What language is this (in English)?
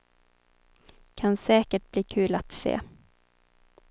Swedish